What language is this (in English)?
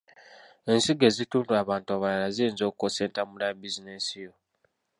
Ganda